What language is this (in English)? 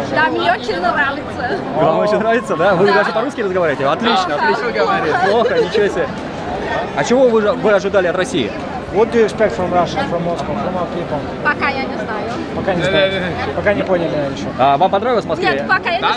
Russian